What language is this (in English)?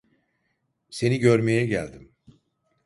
Turkish